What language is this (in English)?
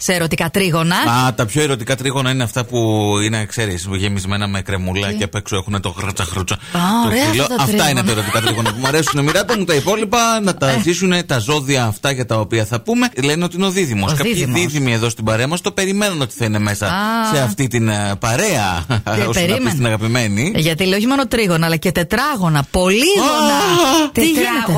Greek